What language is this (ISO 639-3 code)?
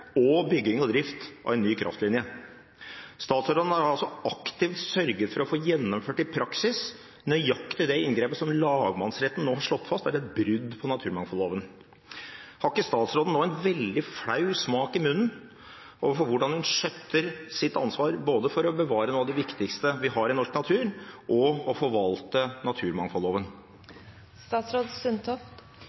nob